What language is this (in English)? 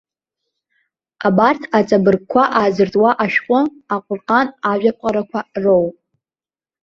Abkhazian